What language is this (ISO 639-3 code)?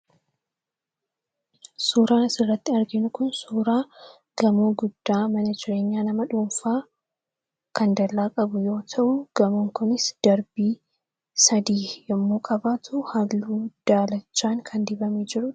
orm